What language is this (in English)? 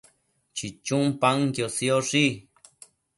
Matsés